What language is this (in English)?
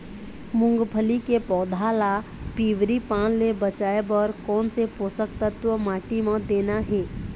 Chhattisgarhi